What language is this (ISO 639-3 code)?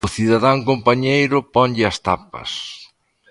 glg